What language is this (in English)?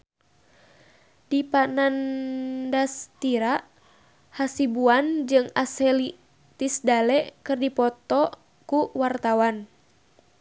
Sundanese